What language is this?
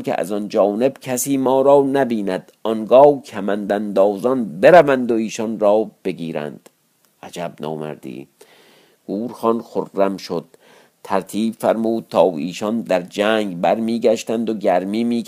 Persian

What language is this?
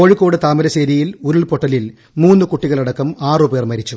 Malayalam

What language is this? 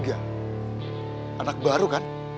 Indonesian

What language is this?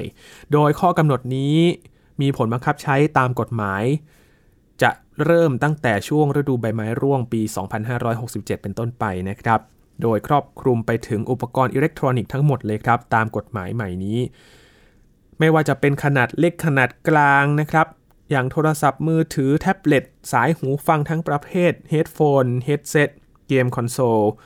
Thai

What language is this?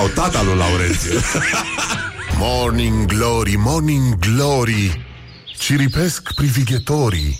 Romanian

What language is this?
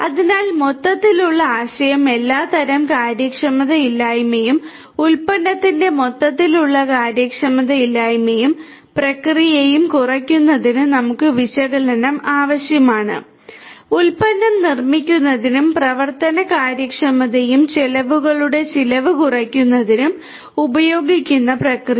Malayalam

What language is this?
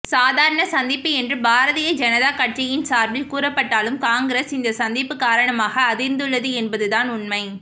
Tamil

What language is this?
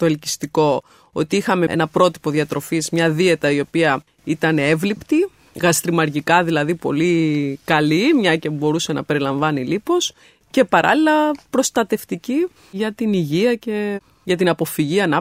Greek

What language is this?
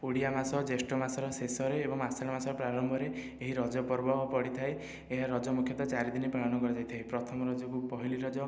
Odia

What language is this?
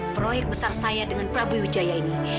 Indonesian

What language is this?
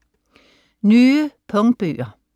Danish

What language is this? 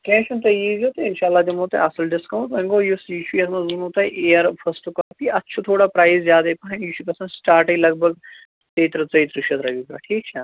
Kashmiri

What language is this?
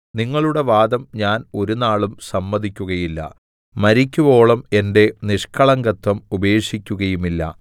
Malayalam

